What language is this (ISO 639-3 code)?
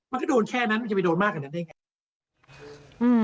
tha